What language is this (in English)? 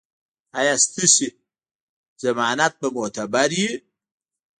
Pashto